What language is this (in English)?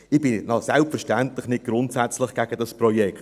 Swiss German